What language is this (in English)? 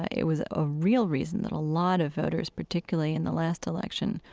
English